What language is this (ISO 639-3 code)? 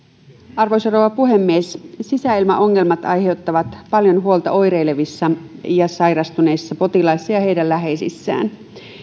fin